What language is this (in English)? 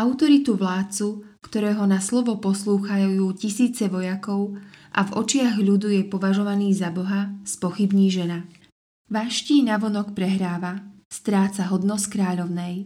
Slovak